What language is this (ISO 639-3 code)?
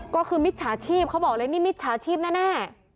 tha